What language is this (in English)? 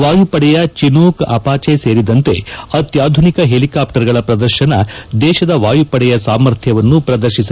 Kannada